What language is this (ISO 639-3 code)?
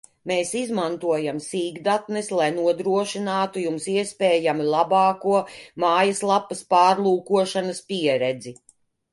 lav